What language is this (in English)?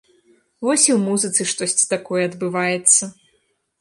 Belarusian